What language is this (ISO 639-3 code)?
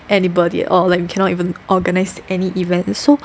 eng